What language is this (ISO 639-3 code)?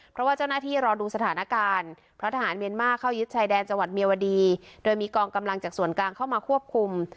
tha